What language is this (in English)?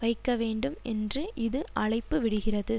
Tamil